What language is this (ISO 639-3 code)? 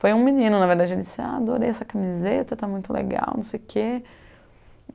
por